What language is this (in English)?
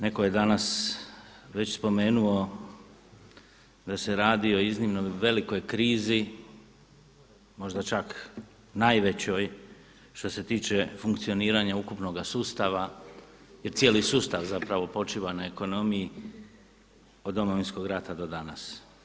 Croatian